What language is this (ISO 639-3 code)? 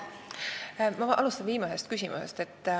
est